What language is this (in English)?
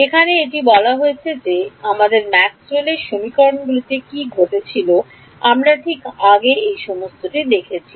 Bangla